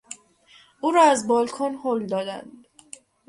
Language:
Persian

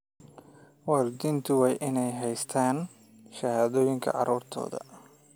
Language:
Somali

